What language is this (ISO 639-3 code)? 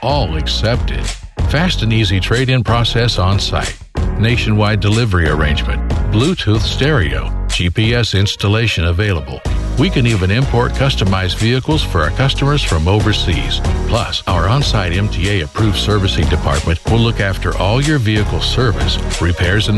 fil